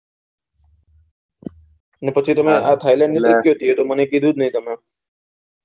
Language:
Gujarati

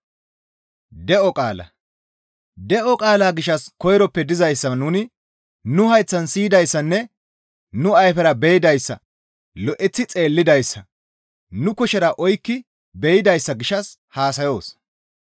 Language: Gamo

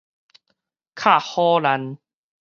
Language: Min Nan Chinese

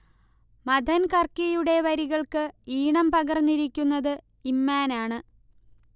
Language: Malayalam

